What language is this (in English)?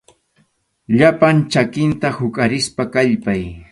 Arequipa-La Unión Quechua